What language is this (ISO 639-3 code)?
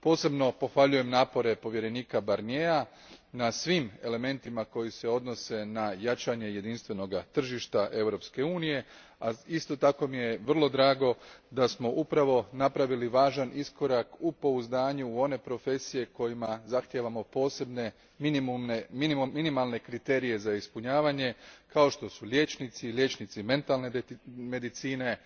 hrv